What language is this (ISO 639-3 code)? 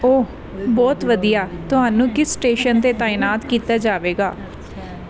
pan